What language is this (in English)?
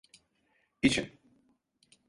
Turkish